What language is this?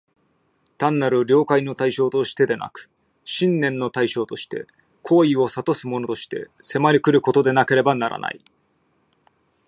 Japanese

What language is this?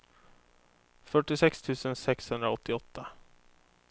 Swedish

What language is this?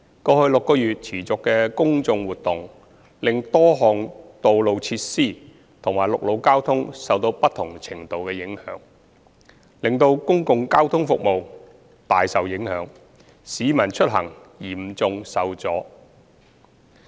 Cantonese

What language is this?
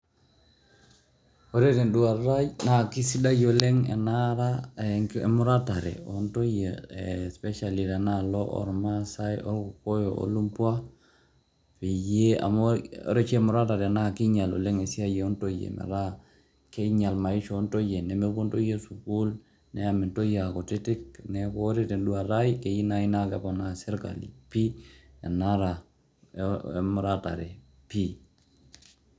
Masai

